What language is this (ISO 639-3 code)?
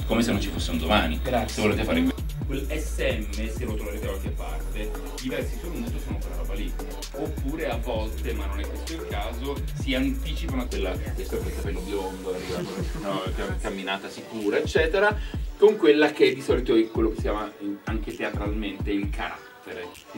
ita